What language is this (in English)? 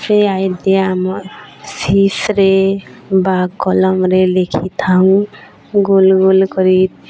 Odia